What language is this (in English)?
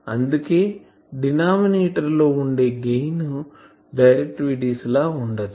Telugu